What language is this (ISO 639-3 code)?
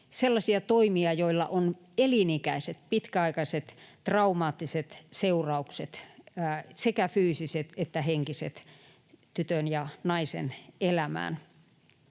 fin